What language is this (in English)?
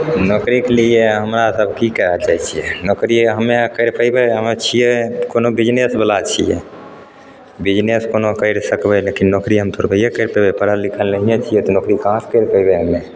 Maithili